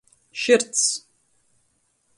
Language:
Latgalian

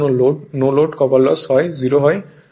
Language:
Bangla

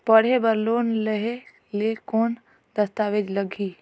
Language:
Chhattisgarhi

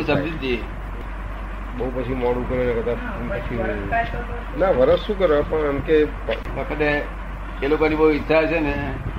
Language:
Gujarati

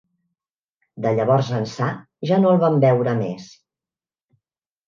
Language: Catalan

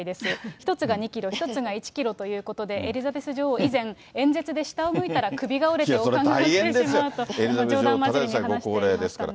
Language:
Japanese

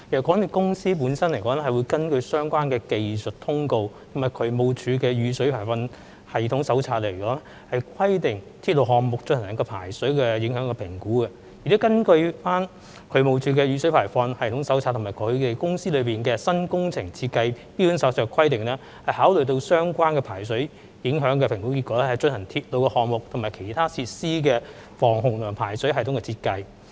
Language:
Cantonese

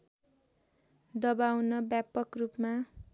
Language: Nepali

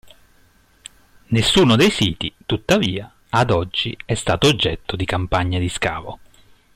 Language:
Italian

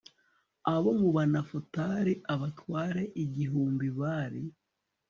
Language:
Kinyarwanda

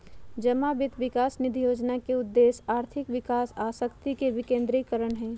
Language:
Magahi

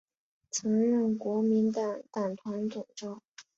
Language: Chinese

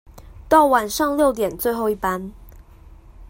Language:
Chinese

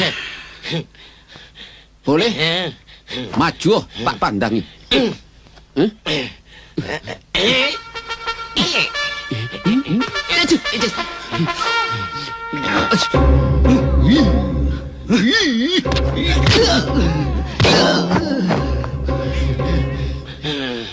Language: Indonesian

